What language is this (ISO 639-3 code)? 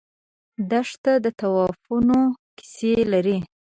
pus